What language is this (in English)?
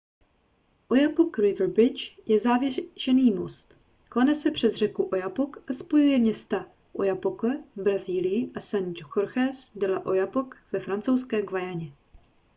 Czech